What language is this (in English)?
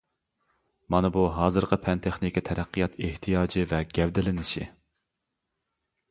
Uyghur